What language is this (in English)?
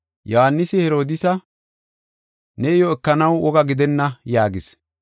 Gofa